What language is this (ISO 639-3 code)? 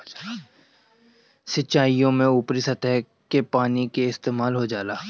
bho